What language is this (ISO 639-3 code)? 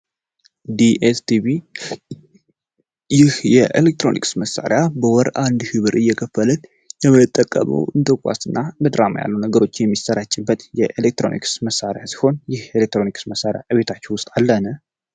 amh